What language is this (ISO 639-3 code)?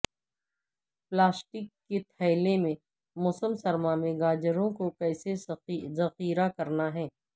urd